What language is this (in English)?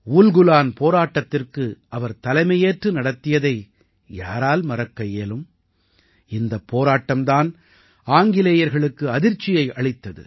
Tamil